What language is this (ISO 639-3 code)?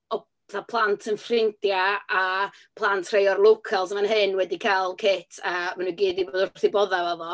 cym